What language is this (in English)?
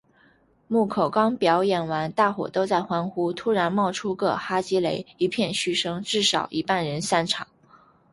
Chinese